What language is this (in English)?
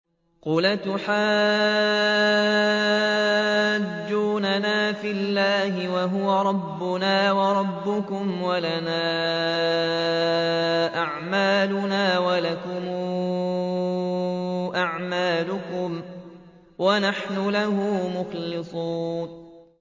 Arabic